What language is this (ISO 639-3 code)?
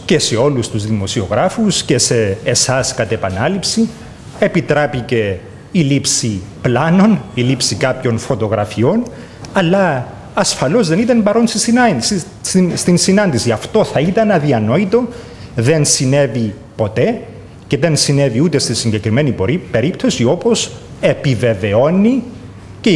ell